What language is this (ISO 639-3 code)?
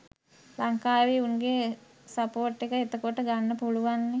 sin